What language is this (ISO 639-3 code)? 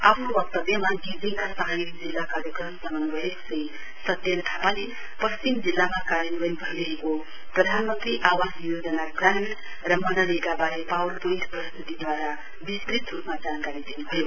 nep